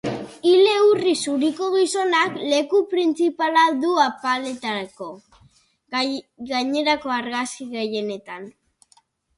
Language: Basque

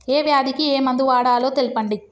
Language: Telugu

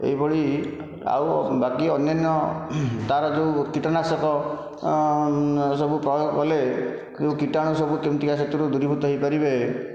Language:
Odia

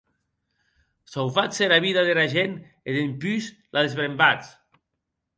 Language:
Occitan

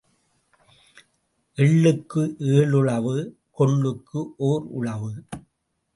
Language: Tamil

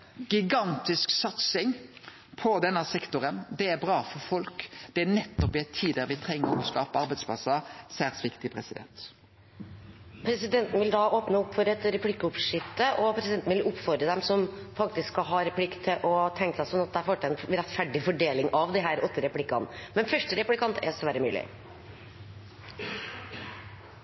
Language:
Norwegian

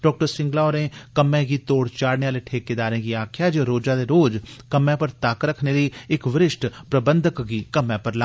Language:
Dogri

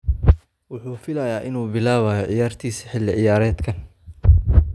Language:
Somali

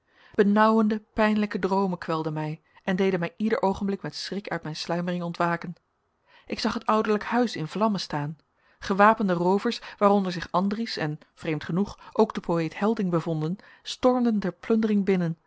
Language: Dutch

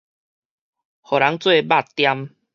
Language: Min Nan Chinese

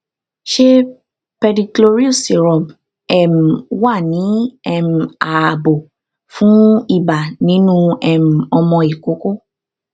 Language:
Yoruba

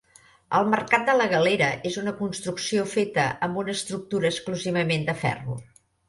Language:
Catalan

